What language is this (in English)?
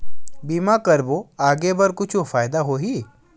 Chhattisgarhi